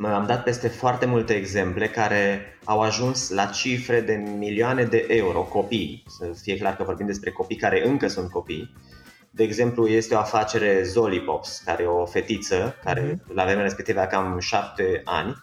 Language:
Romanian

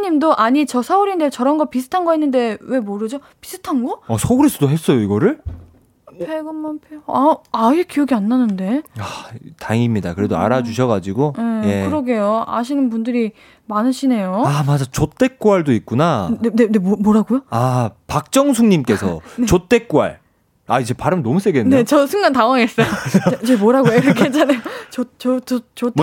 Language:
Korean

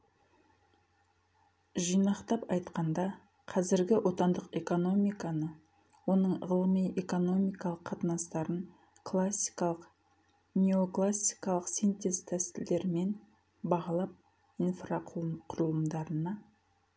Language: Kazakh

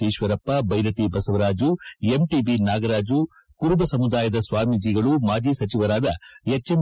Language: Kannada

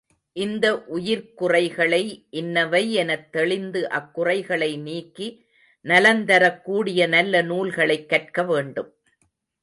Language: Tamil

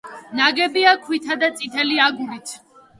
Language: Georgian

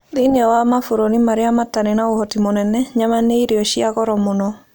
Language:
Kikuyu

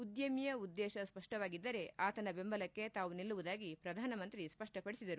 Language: Kannada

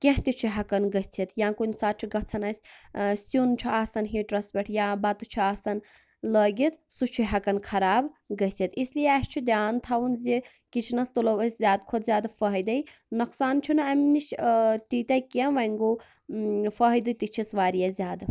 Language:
Kashmiri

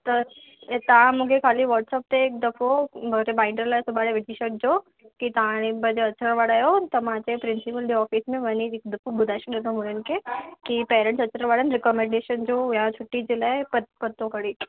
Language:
Sindhi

